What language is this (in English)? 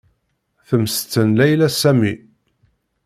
Kabyle